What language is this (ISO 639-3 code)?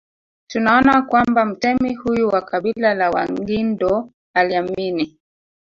swa